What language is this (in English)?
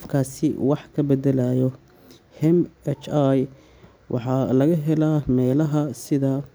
Somali